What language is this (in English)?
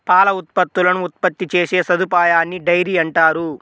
Telugu